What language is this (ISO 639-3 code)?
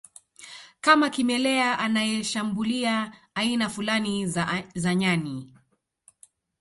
swa